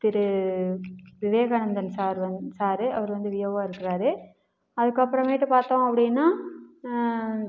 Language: Tamil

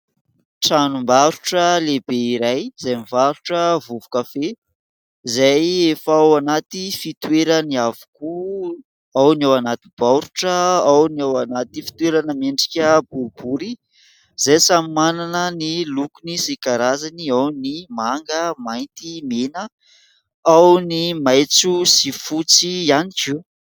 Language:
Malagasy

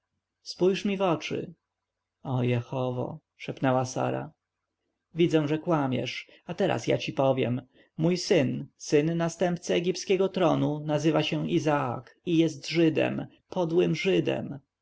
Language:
Polish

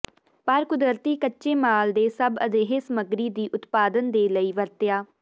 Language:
Punjabi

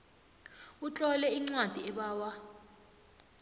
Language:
South Ndebele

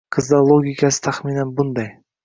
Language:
Uzbek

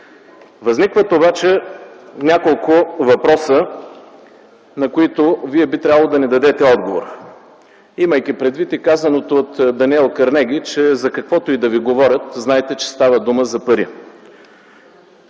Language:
Bulgarian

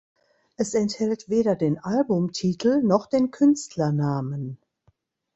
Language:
German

